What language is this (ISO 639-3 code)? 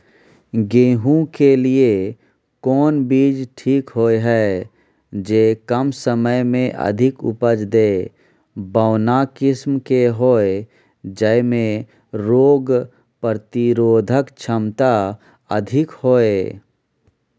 mai